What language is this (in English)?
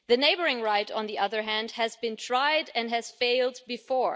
English